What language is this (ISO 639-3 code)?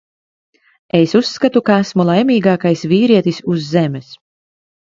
lav